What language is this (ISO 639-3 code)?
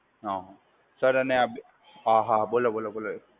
guj